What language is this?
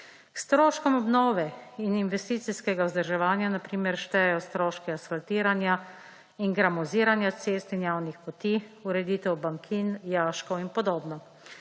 Slovenian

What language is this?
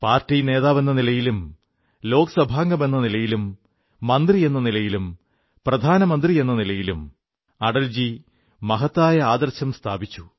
Malayalam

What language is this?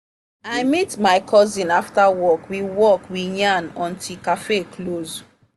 Nigerian Pidgin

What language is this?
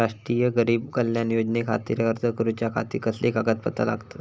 Marathi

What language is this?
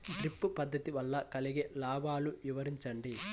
Telugu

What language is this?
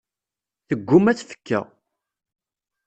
Kabyle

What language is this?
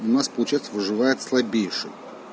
Russian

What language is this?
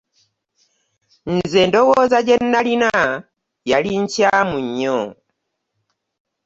Ganda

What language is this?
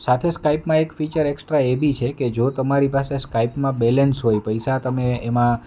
Gujarati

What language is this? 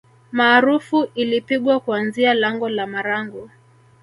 Swahili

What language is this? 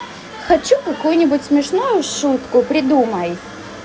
Russian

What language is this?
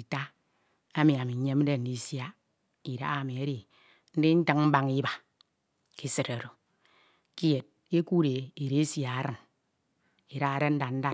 Ito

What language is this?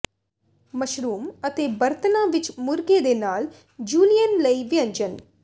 Punjabi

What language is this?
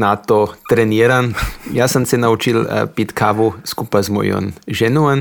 Croatian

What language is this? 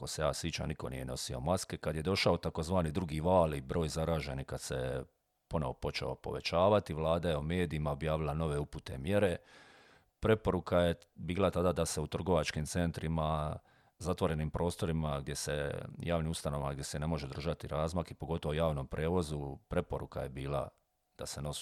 Croatian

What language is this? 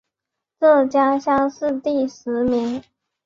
Chinese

